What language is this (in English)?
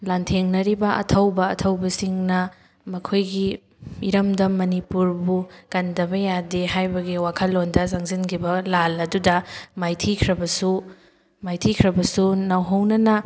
Manipuri